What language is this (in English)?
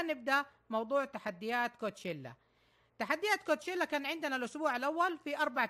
Arabic